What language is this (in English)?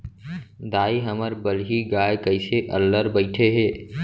Chhattisgarhi